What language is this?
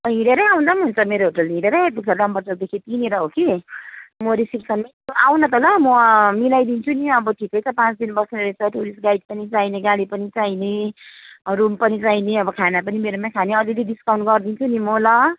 Nepali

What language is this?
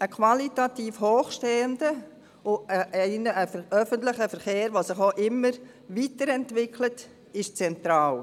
Swiss German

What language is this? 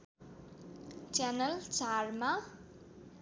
Nepali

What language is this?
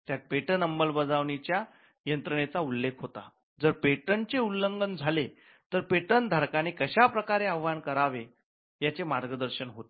Marathi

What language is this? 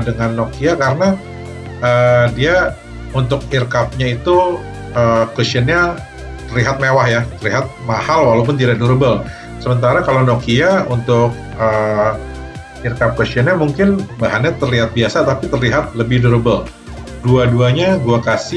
Indonesian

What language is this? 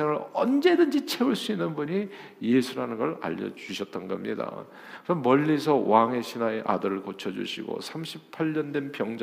Korean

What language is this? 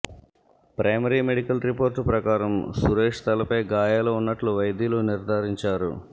Telugu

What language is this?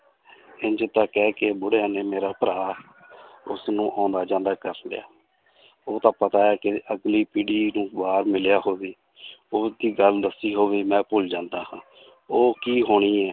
Punjabi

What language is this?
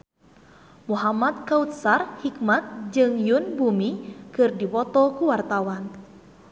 Sundanese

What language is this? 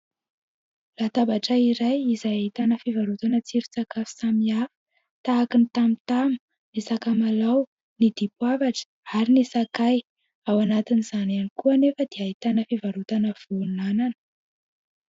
Malagasy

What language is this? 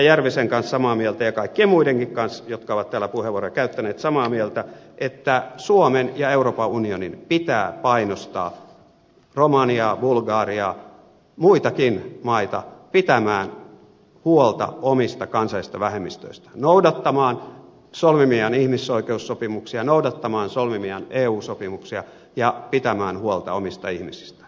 Finnish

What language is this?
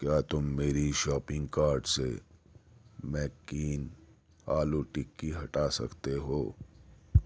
Urdu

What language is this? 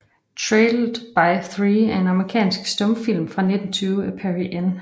Danish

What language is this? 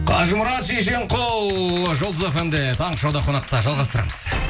Kazakh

